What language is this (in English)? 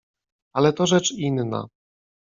Polish